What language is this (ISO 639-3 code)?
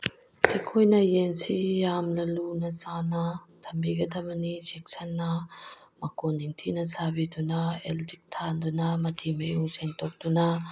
mni